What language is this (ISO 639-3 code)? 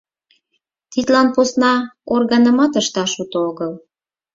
chm